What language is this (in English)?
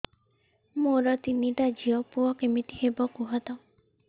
Odia